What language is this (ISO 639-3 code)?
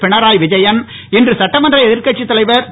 tam